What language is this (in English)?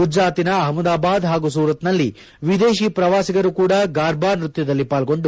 Kannada